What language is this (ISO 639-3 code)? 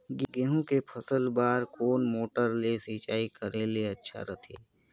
hne